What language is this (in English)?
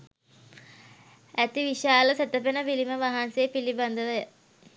Sinhala